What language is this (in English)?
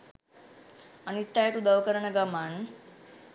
Sinhala